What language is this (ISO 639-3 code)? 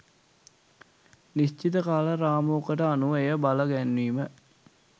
sin